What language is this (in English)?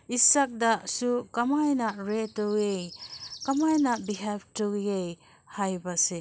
Manipuri